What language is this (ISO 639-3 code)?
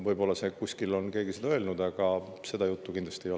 est